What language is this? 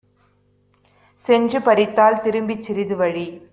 Tamil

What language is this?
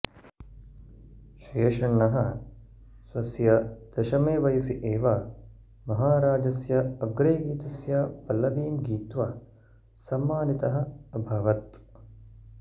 Sanskrit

